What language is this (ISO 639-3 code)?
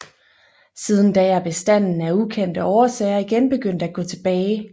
dan